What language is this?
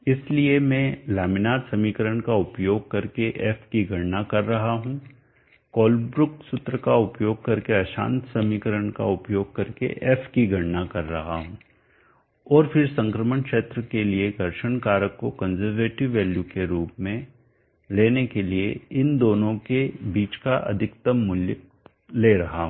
Hindi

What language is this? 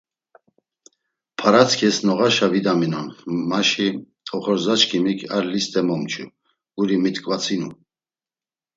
Laz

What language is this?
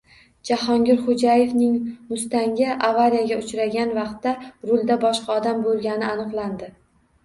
Uzbek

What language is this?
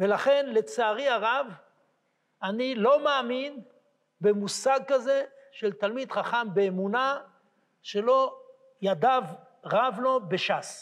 Hebrew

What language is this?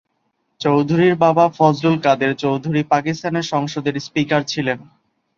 Bangla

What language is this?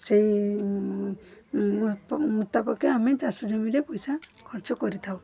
Odia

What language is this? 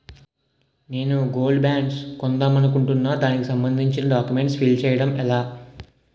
Telugu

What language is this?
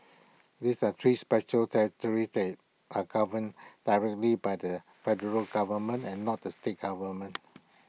English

